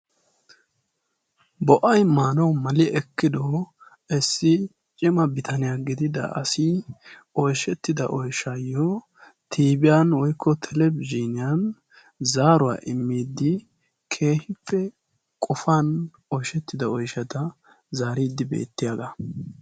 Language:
Wolaytta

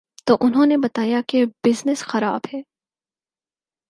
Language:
Urdu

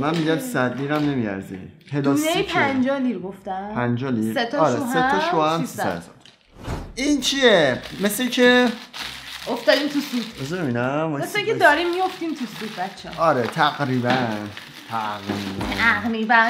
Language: Persian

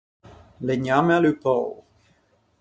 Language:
Ligurian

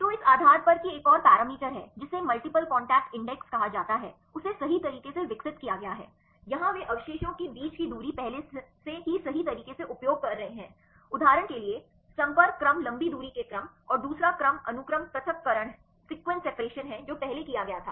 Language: Hindi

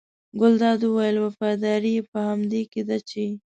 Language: Pashto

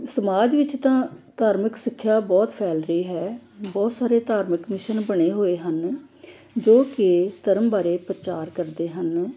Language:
Punjabi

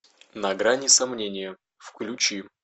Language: Russian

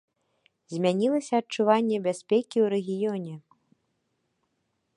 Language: Belarusian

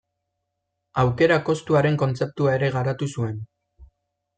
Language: Basque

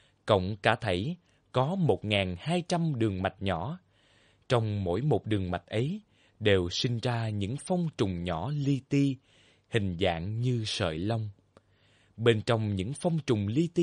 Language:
Vietnamese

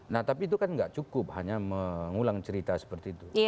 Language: Indonesian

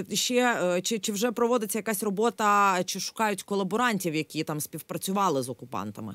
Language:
Ukrainian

